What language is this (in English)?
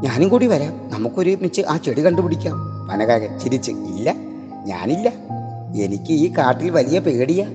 Malayalam